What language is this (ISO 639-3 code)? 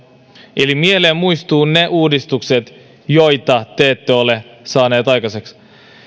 fin